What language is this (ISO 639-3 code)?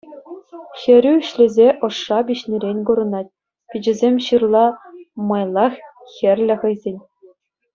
chv